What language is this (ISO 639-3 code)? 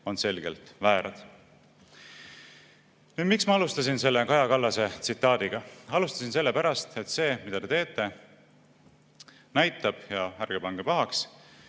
est